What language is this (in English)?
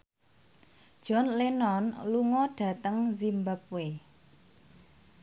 Javanese